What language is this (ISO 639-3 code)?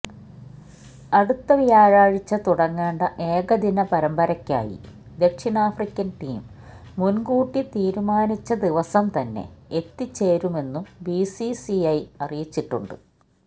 mal